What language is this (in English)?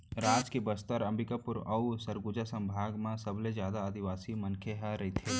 Chhattisgarhi